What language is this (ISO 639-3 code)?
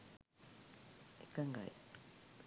sin